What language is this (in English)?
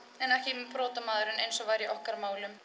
Icelandic